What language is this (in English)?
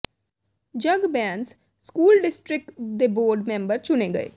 Punjabi